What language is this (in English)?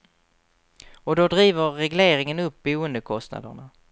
Swedish